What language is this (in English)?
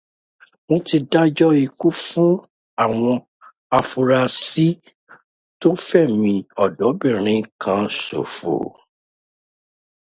Yoruba